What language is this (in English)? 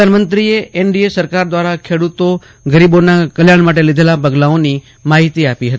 Gujarati